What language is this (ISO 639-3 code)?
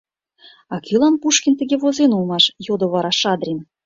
chm